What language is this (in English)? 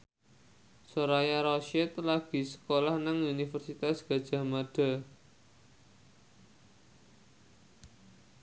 Javanese